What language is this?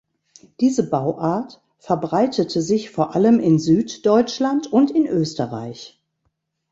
German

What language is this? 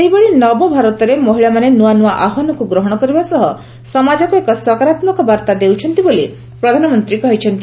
Odia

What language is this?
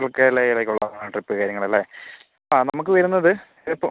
Malayalam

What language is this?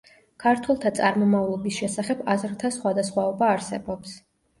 Georgian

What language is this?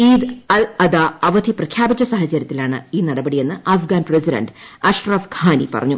Malayalam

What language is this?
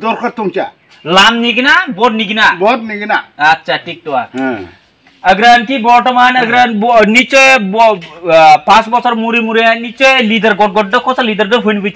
Indonesian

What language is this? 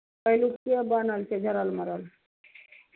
Maithili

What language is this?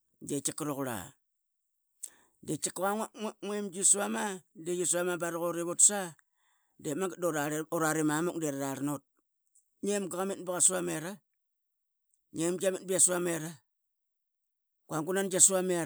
Qaqet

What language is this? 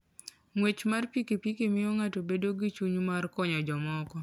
Luo (Kenya and Tanzania)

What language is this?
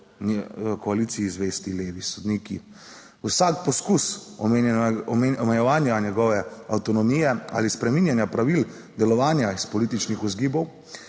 Slovenian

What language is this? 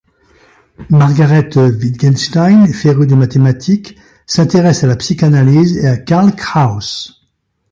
French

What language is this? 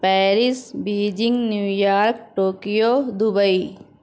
Urdu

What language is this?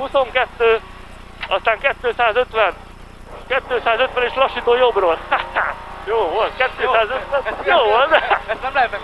Hungarian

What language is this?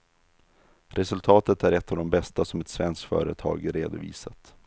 Swedish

